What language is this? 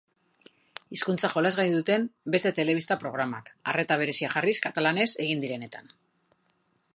Basque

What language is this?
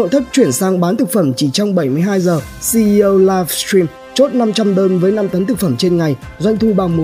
Vietnamese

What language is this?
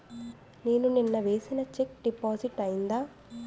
Telugu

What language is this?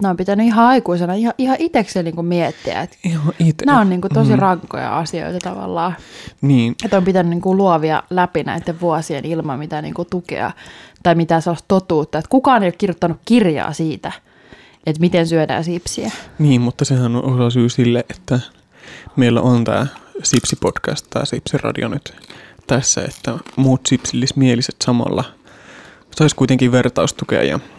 Finnish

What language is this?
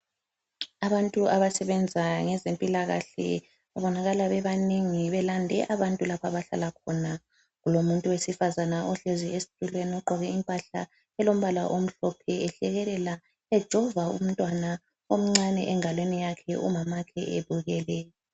North Ndebele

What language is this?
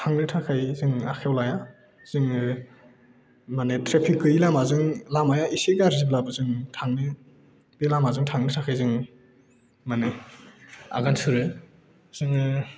Bodo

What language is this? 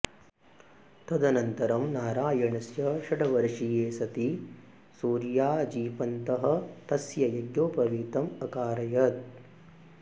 Sanskrit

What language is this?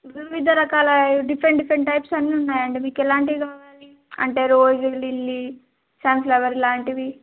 Telugu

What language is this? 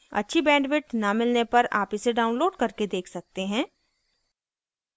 Hindi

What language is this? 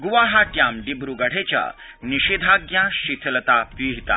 Sanskrit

